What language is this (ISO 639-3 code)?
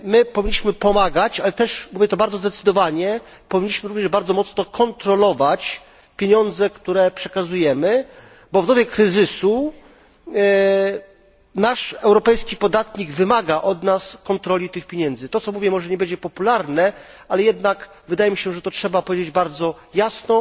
pol